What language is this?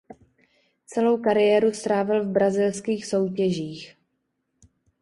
Czech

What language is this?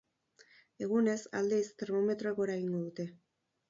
Basque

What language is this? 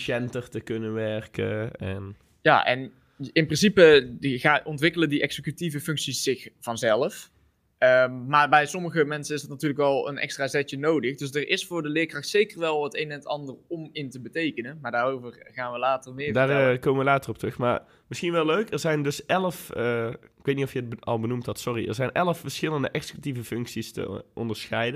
Dutch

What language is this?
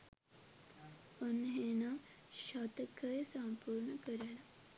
Sinhala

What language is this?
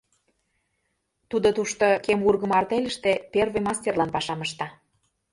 Mari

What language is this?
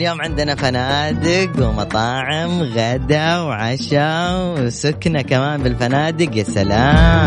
Arabic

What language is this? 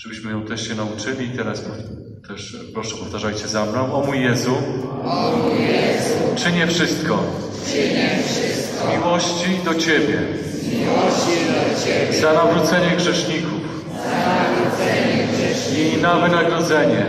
Polish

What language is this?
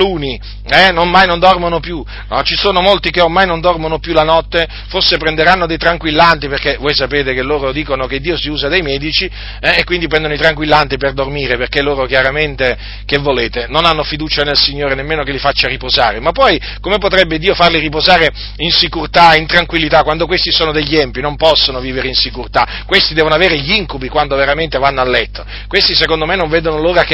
Italian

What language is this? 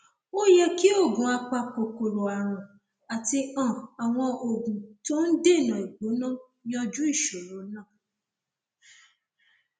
Yoruba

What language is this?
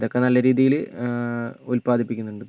Malayalam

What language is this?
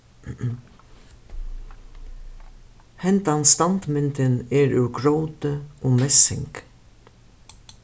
Faroese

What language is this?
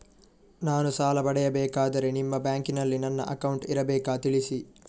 Kannada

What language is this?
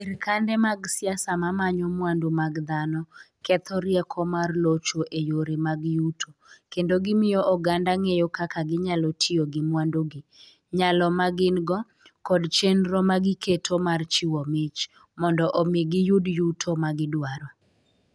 Luo (Kenya and Tanzania)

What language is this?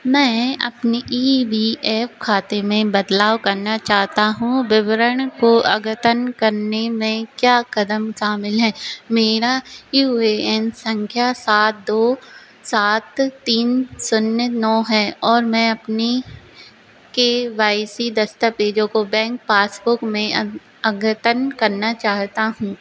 Hindi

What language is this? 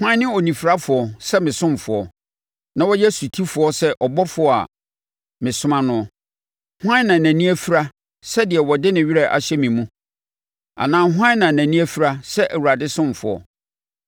Akan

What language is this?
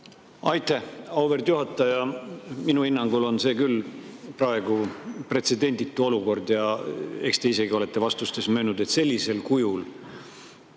Estonian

